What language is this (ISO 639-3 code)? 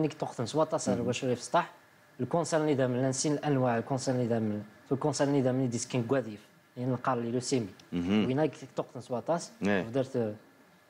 ara